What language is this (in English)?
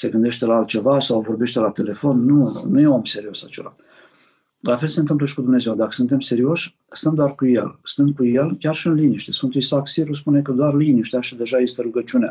Romanian